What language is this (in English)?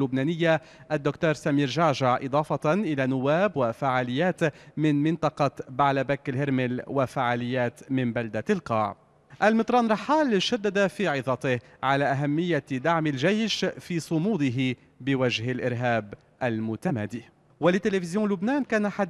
Arabic